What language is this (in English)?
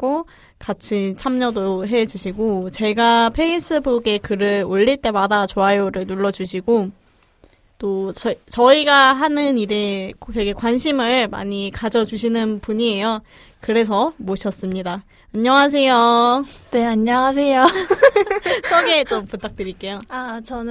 Korean